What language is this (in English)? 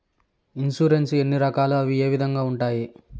Telugu